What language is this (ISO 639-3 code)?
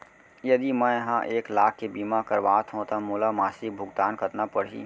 hne